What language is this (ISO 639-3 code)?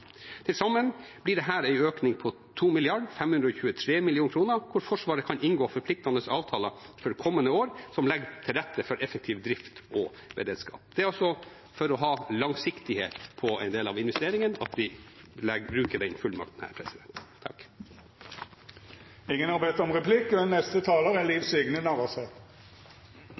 nor